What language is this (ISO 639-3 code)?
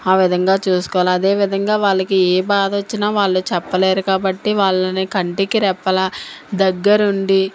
tel